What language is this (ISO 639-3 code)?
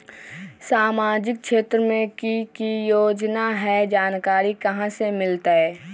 mag